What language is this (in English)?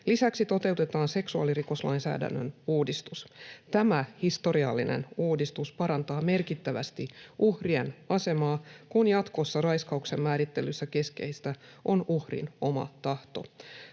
Finnish